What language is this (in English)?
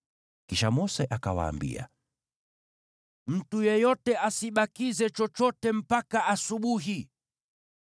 Swahili